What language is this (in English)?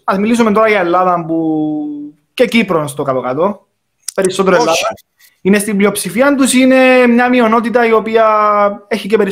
Greek